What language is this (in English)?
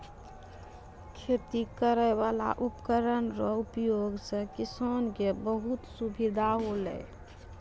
Maithili